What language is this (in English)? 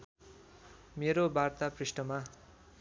Nepali